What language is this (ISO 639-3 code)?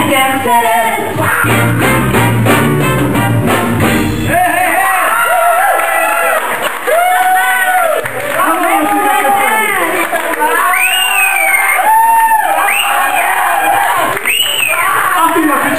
hun